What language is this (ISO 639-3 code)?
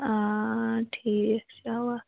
kas